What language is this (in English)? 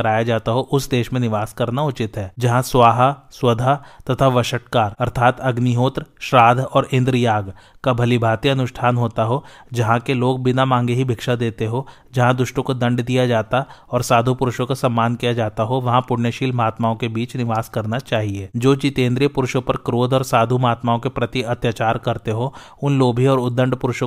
Hindi